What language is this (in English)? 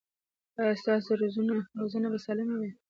Pashto